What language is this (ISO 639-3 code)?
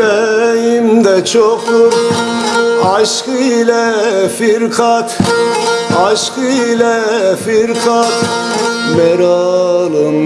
tur